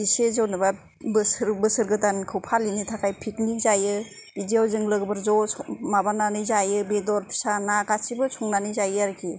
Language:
Bodo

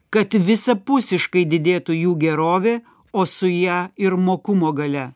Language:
Lithuanian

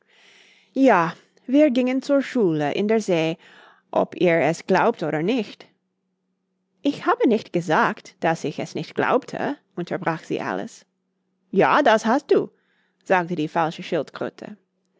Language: German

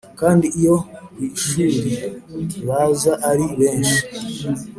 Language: Kinyarwanda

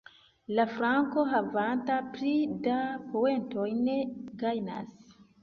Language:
Esperanto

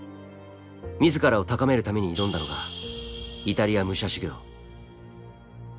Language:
Japanese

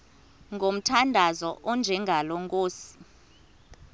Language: Xhosa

